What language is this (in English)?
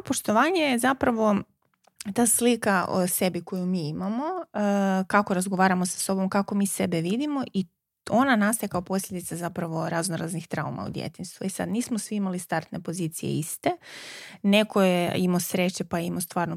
Croatian